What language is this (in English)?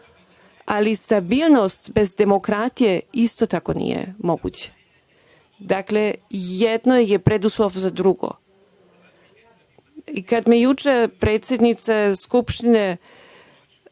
Serbian